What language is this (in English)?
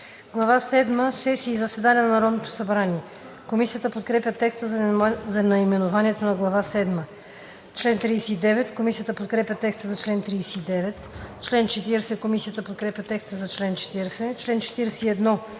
Bulgarian